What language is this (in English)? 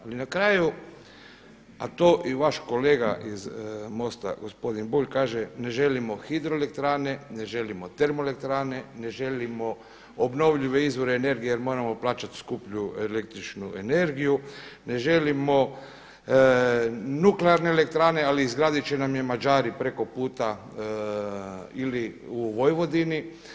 Croatian